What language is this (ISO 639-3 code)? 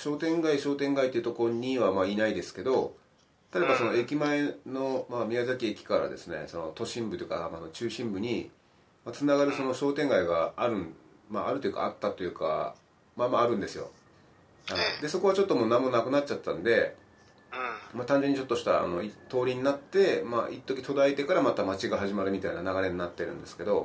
jpn